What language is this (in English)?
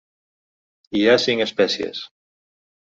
Catalan